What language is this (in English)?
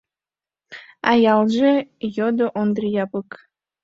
Mari